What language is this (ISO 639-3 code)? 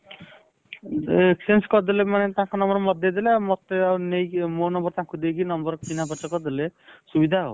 ori